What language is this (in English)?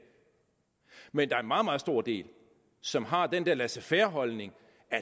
Danish